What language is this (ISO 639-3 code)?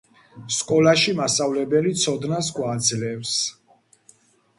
kat